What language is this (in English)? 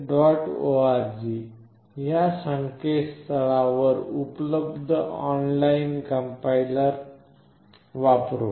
Marathi